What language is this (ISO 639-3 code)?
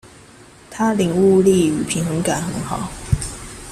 zho